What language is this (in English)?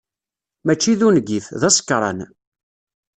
Kabyle